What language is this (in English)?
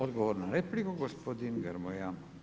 Croatian